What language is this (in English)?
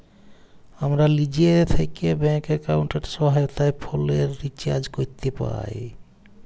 Bangla